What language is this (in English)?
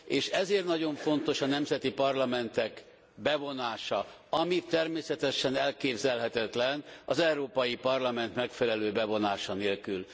Hungarian